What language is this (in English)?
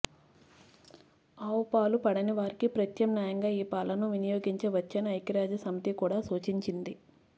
Telugu